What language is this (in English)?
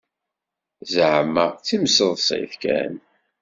Kabyle